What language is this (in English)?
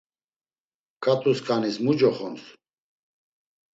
Laz